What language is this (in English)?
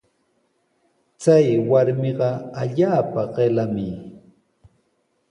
Sihuas Ancash Quechua